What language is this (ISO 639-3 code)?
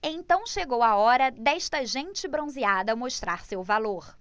por